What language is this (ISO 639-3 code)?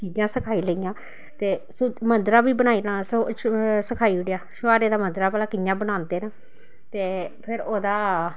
doi